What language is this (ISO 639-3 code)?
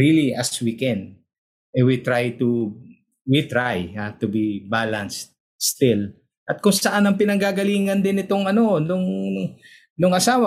fil